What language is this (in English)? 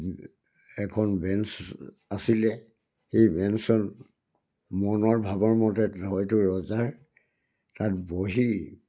Assamese